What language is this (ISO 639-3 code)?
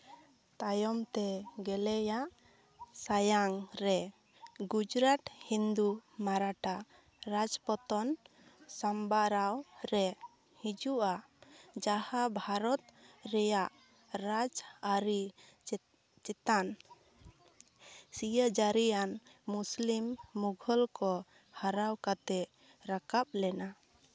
sat